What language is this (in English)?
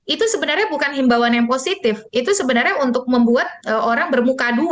Indonesian